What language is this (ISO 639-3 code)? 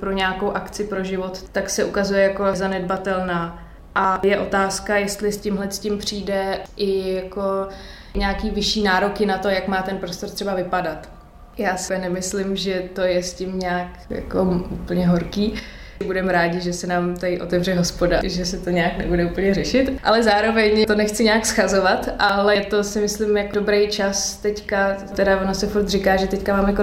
ces